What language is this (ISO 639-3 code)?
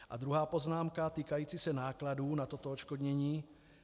ces